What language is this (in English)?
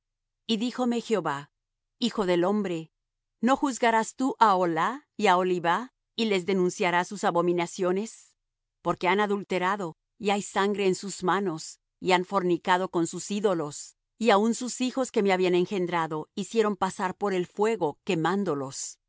Spanish